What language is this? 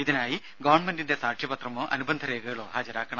Malayalam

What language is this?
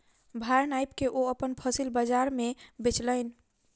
Maithili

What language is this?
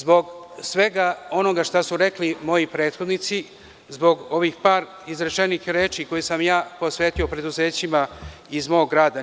Serbian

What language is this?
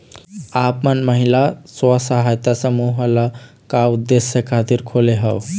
Chhattisgarhi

